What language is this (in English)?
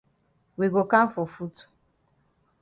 Cameroon Pidgin